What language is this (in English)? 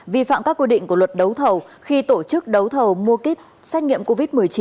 Vietnamese